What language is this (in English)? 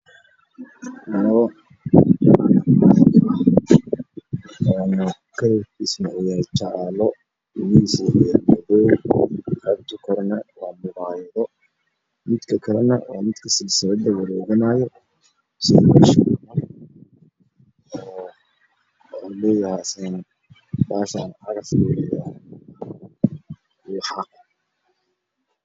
Somali